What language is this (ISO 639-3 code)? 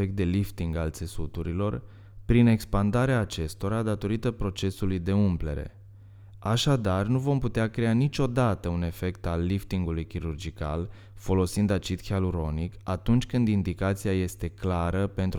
ron